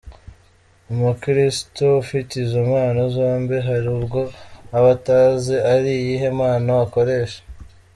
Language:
Kinyarwanda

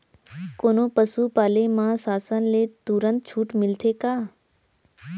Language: Chhattisgarhi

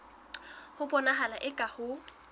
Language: Southern Sotho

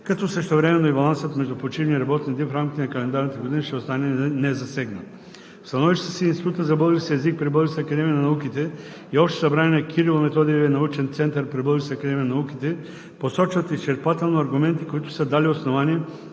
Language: Bulgarian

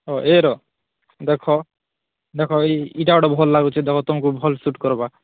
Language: Odia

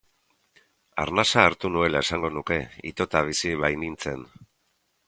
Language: Basque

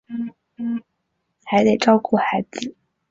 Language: Chinese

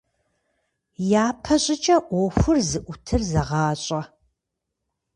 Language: Kabardian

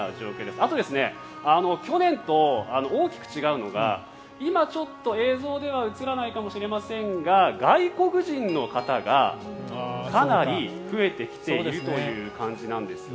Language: Japanese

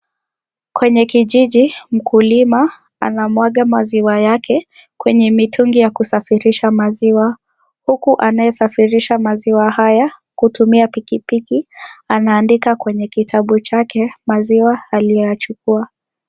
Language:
Swahili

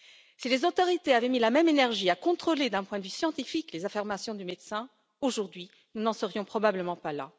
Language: French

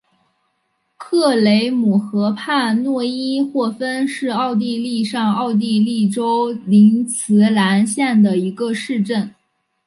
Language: Chinese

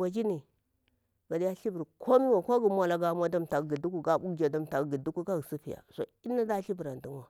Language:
Bura-Pabir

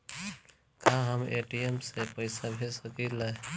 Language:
Bhojpuri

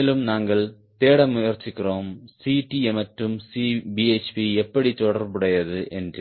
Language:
Tamil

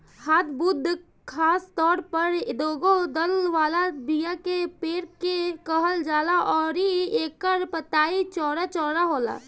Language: Bhojpuri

